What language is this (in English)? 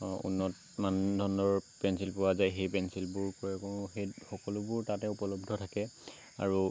Assamese